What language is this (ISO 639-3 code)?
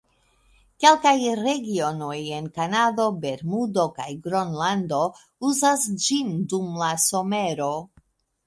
epo